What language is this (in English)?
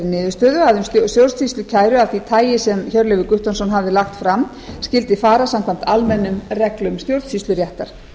Icelandic